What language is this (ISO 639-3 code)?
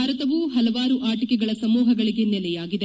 kan